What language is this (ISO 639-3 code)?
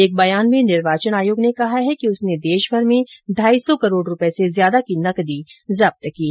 hin